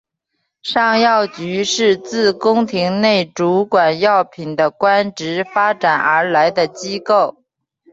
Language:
Chinese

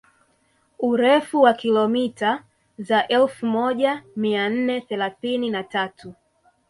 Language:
Swahili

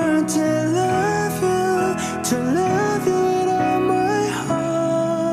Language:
Korean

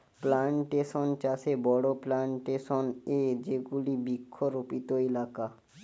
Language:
Bangla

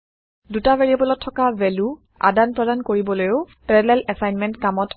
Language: Assamese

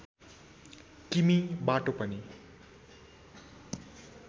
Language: Nepali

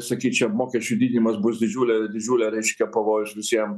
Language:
Lithuanian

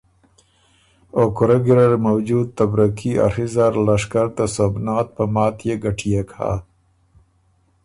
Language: Ormuri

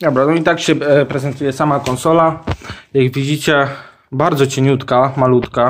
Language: Polish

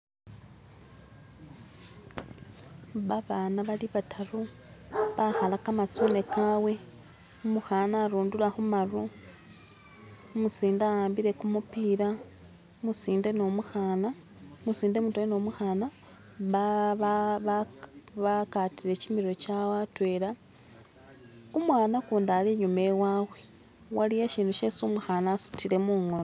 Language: Masaaba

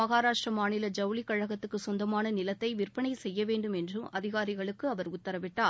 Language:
Tamil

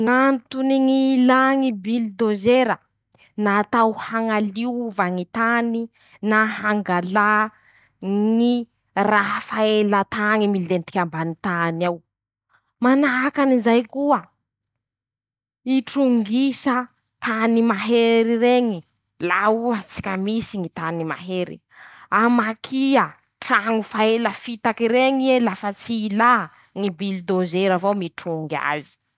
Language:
Masikoro Malagasy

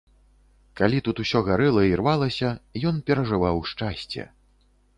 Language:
Belarusian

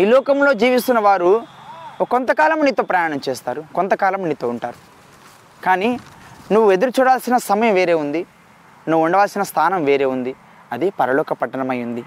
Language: Telugu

